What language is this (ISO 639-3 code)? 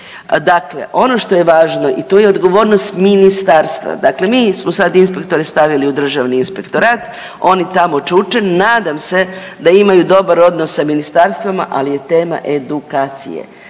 hrv